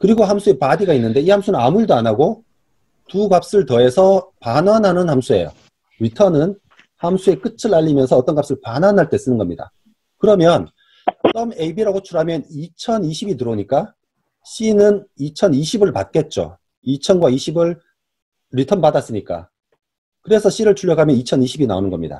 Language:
Korean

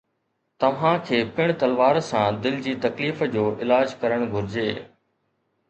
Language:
Sindhi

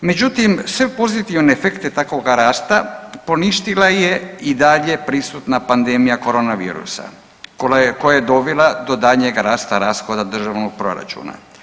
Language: Croatian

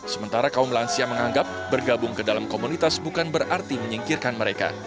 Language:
Indonesian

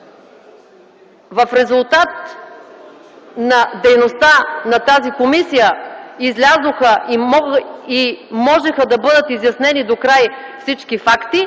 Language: Bulgarian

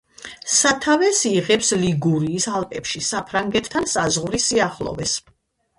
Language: Georgian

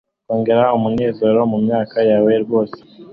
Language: Kinyarwanda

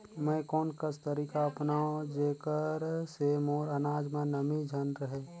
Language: Chhattisgarhi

